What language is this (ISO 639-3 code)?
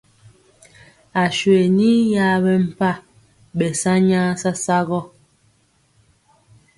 mcx